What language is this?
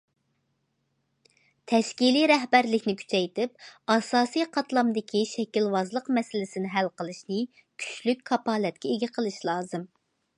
Uyghur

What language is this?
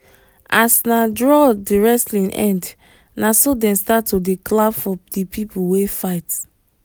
Nigerian Pidgin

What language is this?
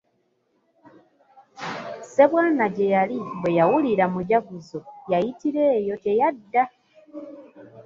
Ganda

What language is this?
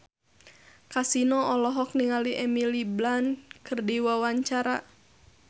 Sundanese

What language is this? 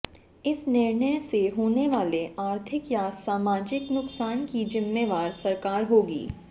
Hindi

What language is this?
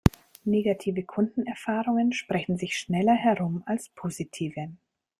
German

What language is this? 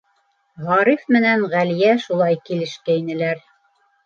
Bashkir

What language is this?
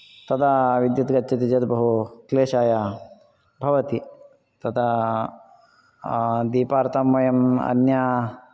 Sanskrit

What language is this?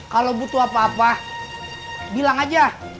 Indonesian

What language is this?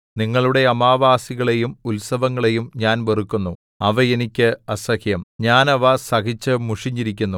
Malayalam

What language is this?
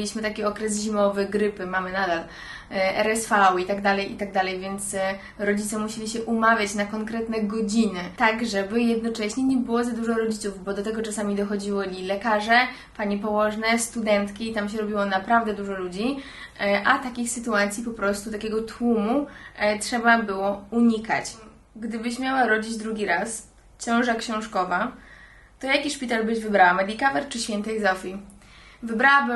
Polish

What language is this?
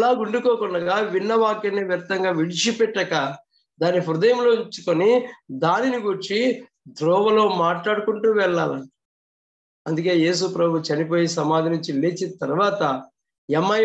Telugu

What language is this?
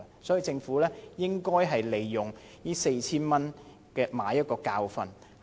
Cantonese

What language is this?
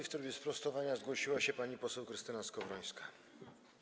Polish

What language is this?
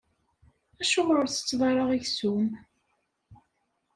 Kabyle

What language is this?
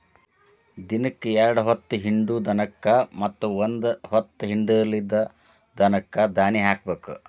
Kannada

